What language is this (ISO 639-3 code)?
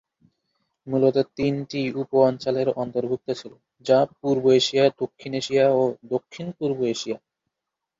ben